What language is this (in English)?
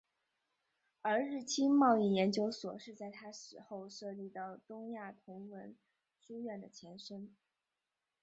Chinese